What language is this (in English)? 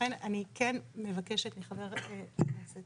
Hebrew